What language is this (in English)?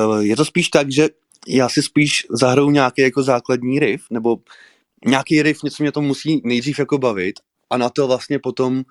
Czech